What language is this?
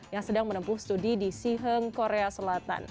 Indonesian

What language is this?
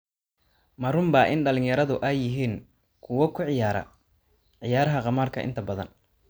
Somali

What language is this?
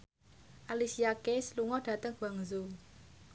Javanese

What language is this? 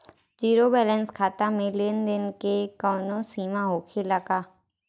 Bhojpuri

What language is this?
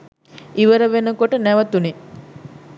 Sinhala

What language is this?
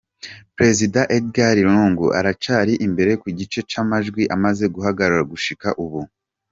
Kinyarwanda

